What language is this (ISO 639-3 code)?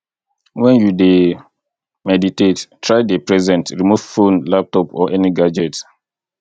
pcm